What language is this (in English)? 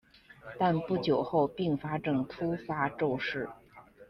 Chinese